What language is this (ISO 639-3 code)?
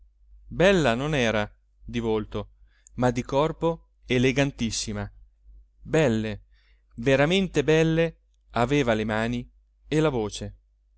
ita